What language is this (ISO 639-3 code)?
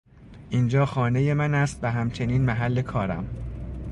fas